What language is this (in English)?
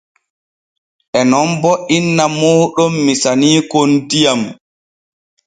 Borgu Fulfulde